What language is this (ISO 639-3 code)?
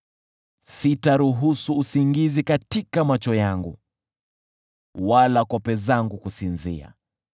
swa